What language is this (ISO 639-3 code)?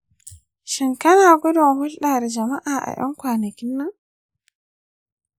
hau